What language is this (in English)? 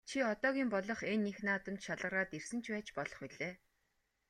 Mongolian